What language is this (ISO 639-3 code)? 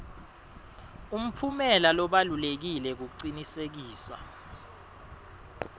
ssw